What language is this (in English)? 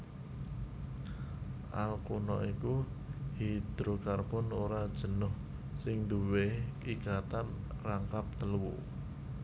Javanese